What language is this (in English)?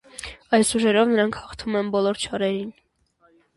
Armenian